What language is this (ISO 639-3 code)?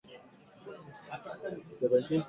swa